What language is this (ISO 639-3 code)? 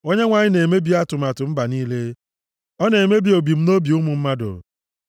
ibo